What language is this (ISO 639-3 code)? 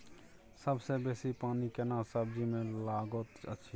mai